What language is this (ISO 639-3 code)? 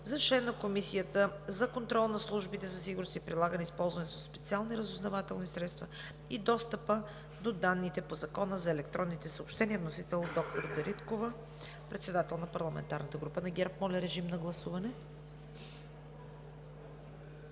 bul